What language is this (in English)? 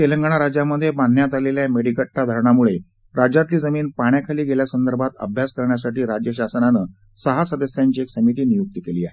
Marathi